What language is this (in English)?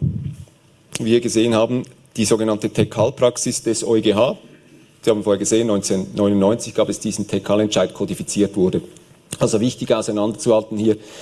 German